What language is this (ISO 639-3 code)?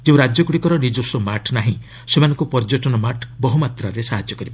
ori